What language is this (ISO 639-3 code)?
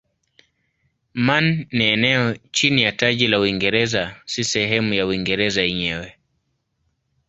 swa